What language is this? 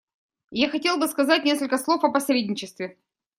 Russian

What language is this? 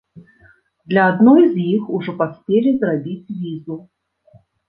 Belarusian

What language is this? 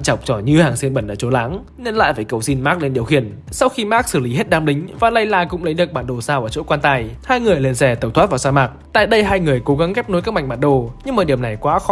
Vietnamese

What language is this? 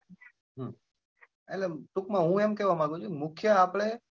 Gujarati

